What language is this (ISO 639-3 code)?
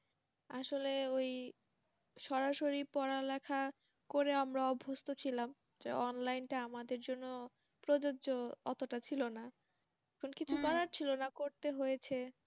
ben